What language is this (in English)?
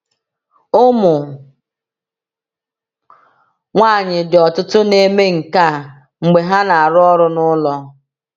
Igbo